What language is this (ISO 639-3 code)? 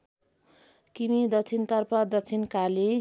nep